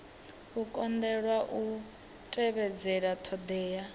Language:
Venda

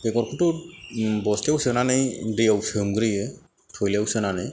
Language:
Bodo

